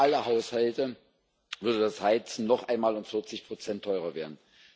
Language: German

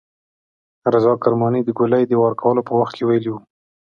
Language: Pashto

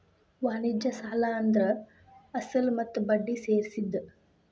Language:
Kannada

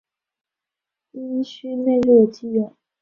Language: Chinese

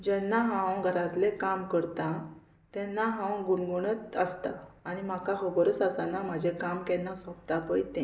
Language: Konkani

